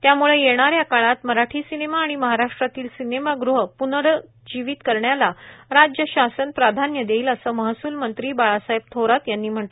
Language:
Marathi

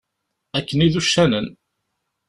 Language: Kabyle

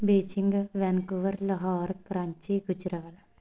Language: Punjabi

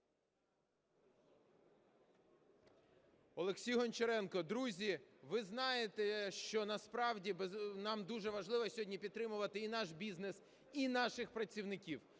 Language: Ukrainian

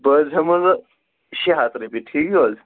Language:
Kashmiri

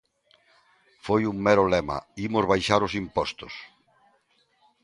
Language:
Galician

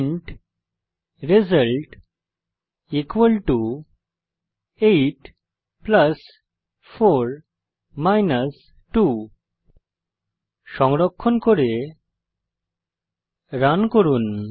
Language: Bangla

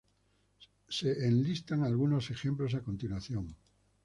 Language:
Spanish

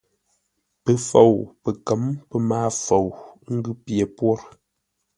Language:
Ngombale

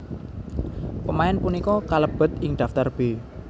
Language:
Javanese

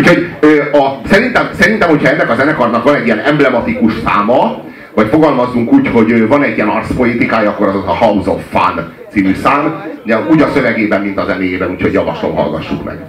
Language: Hungarian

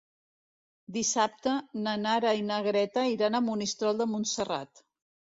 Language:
Catalan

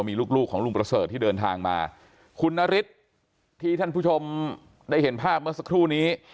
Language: Thai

